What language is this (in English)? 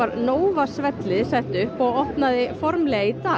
Icelandic